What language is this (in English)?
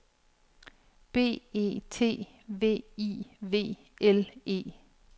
Danish